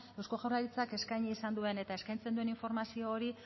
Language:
Basque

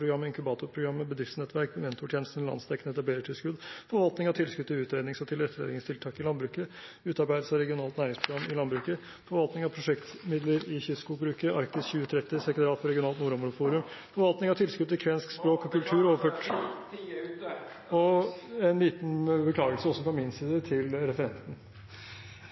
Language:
Norwegian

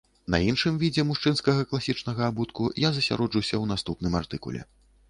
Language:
Belarusian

